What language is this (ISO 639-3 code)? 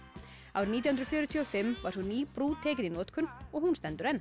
isl